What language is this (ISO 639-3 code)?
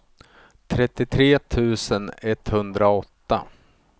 swe